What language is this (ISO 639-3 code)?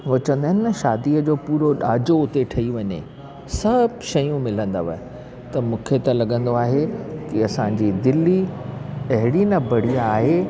snd